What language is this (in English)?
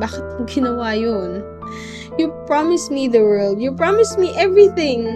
Filipino